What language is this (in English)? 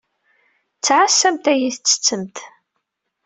Kabyle